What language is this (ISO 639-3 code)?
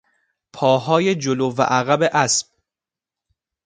fas